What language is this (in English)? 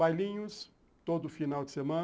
Portuguese